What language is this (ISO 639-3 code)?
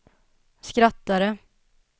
swe